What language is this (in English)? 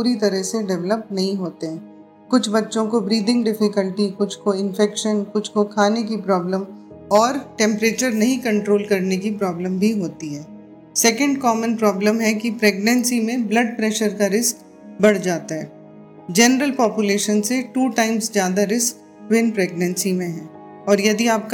Hindi